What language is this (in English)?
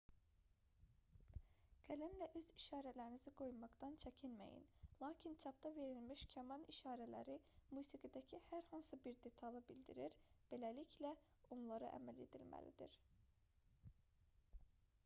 Azerbaijani